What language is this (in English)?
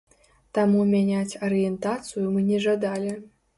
Belarusian